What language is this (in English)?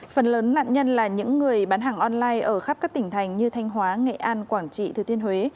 Vietnamese